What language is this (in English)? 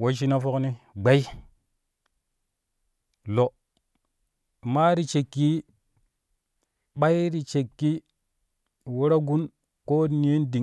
Kushi